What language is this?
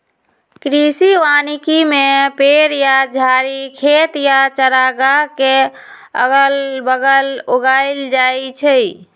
Magahi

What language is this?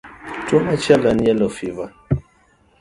Luo (Kenya and Tanzania)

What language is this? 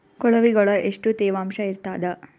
Kannada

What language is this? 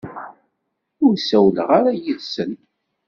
Kabyle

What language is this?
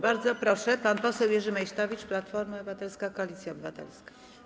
Polish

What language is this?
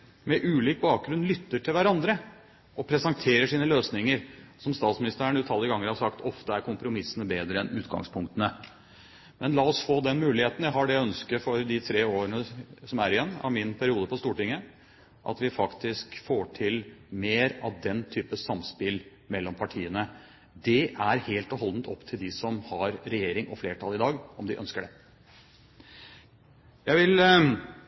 Norwegian Bokmål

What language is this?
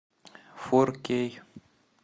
Russian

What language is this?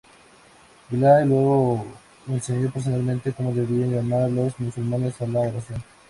Spanish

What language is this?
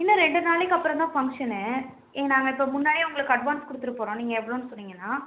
Tamil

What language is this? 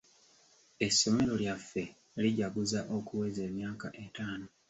Ganda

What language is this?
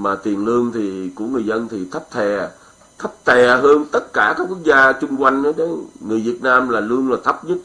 Vietnamese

